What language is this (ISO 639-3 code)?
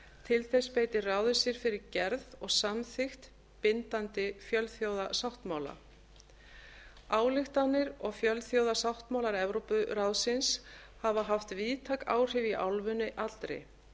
isl